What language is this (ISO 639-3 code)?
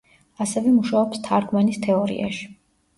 kat